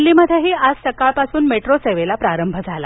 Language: Marathi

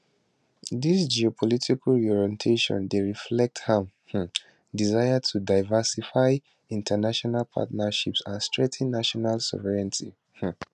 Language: Nigerian Pidgin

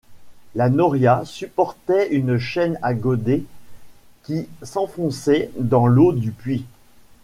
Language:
French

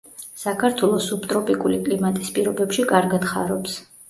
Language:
Georgian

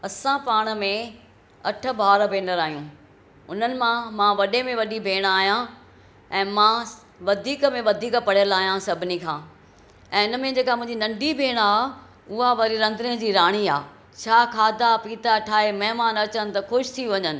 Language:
Sindhi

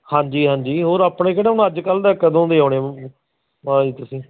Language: Punjabi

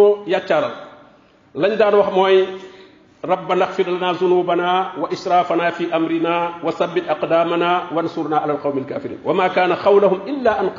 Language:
Arabic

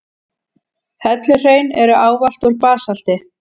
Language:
Icelandic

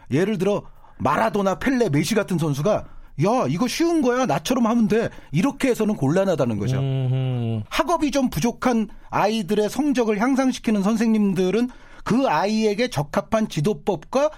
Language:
Korean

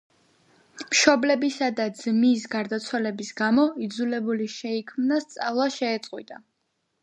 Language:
Georgian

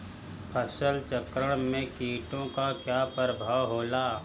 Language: Bhojpuri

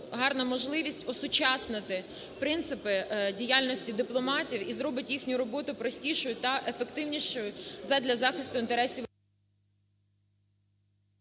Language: Ukrainian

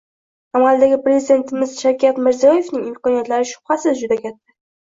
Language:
Uzbek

